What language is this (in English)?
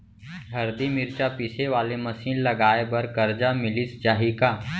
Chhattisgarhi